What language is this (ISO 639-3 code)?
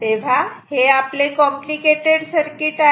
mar